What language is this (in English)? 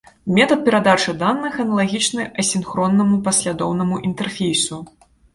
Belarusian